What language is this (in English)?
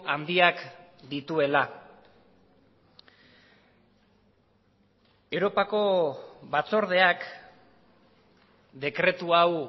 Basque